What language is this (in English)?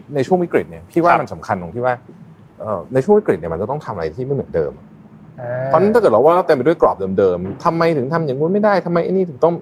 Thai